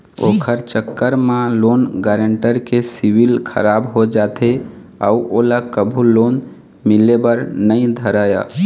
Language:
Chhattisgarhi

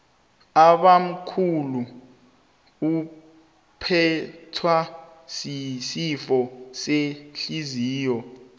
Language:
South Ndebele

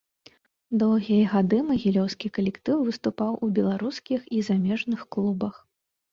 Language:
Belarusian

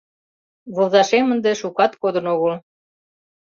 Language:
Mari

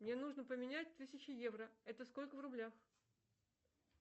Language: Russian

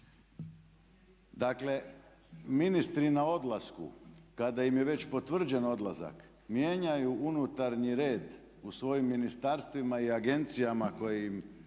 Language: Croatian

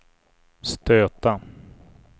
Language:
Swedish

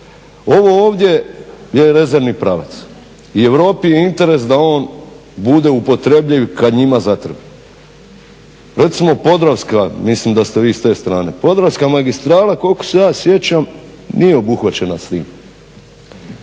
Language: Croatian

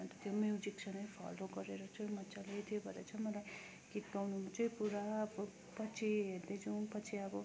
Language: Nepali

